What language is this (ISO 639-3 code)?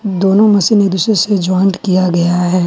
hin